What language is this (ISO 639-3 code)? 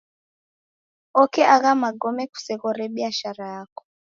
dav